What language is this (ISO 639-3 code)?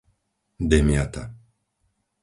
slk